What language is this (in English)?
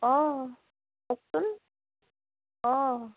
Assamese